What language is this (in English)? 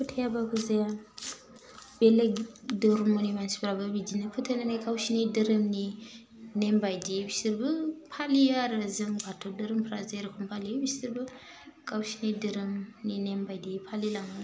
Bodo